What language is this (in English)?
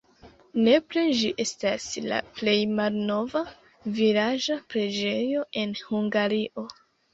Esperanto